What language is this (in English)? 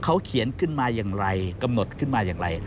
Thai